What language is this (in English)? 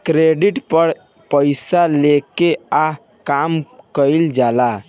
Bhojpuri